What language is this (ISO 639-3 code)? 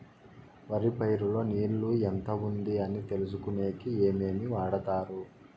tel